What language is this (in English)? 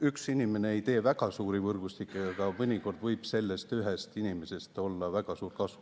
Estonian